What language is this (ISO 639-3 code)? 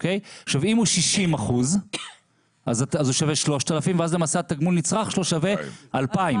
heb